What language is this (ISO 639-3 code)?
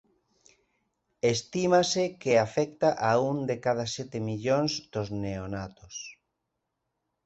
glg